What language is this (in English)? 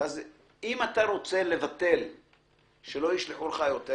Hebrew